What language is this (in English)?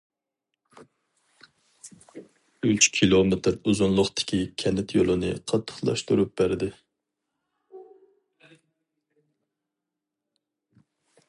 Uyghur